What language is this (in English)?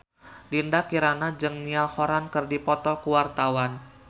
Sundanese